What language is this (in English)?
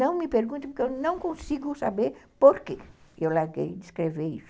Portuguese